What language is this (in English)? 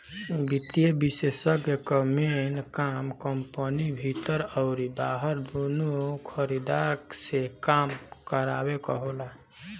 Bhojpuri